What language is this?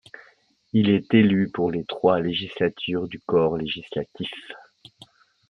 French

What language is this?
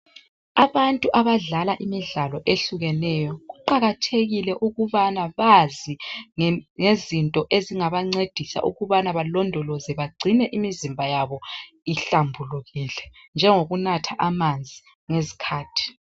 North Ndebele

